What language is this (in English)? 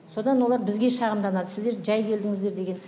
Kazakh